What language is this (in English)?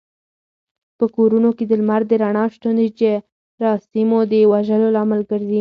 Pashto